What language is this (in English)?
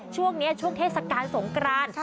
Thai